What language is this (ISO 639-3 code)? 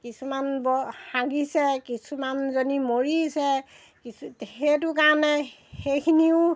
asm